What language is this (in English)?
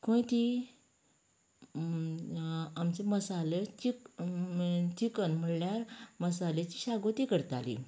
Konkani